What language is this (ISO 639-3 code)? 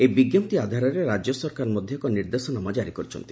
ori